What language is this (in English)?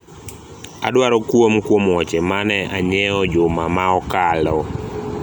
Luo (Kenya and Tanzania)